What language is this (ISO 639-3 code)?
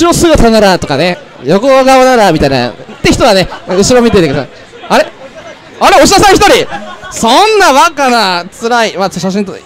jpn